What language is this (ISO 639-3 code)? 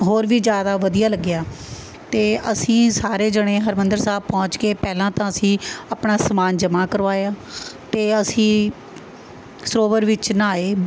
pan